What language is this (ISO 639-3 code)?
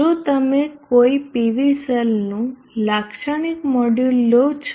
guj